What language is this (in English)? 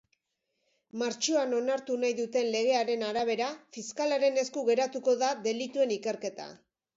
Basque